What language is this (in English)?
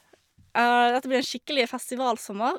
Norwegian